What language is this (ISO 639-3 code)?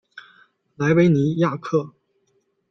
zho